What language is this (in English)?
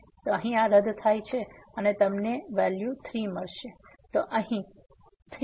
Gujarati